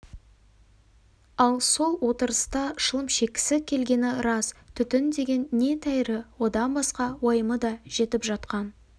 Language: Kazakh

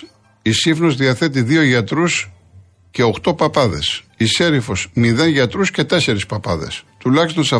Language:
Greek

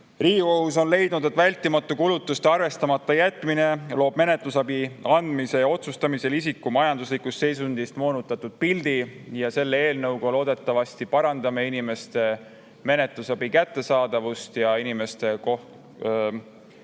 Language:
Estonian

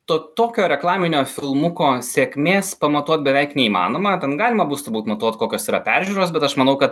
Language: Lithuanian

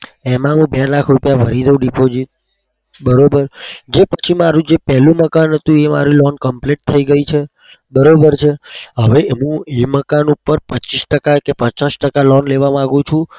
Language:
Gujarati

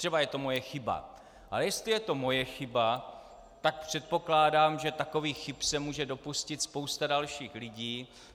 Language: Czech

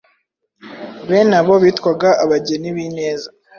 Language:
Kinyarwanda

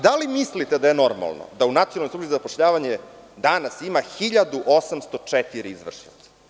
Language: Serbian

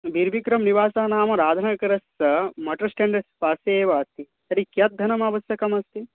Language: Sanskrit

